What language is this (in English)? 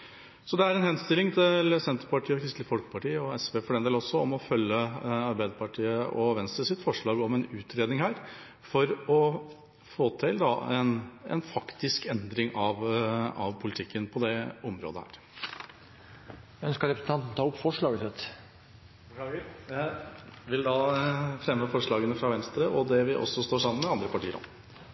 Norwegian